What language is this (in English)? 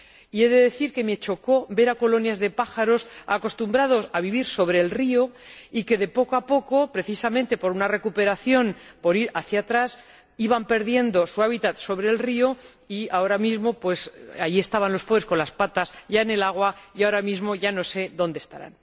Spanish